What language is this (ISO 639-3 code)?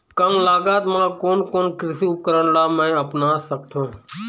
hne